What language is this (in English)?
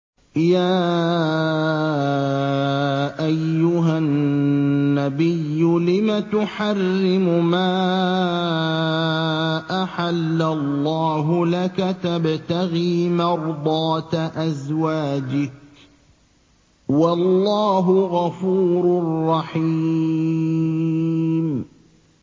Arabic